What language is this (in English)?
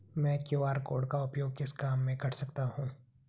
Hindi